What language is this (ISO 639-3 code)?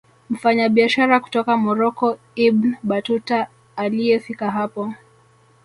swa